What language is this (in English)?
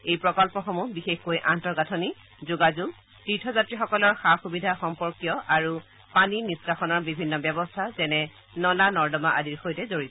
Assamese